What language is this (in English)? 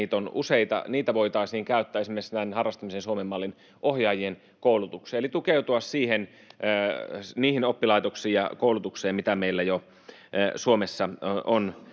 Finnish